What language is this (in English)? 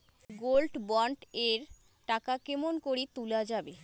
Bangla